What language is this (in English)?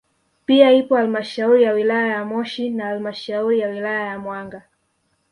Swahili